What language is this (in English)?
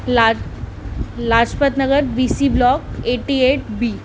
Sindhi